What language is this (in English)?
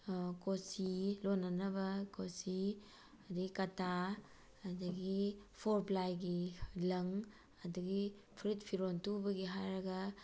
Manipuri